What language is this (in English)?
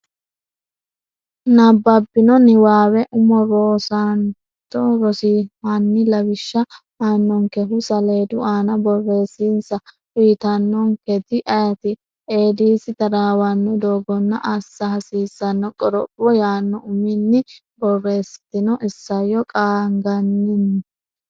Sidamo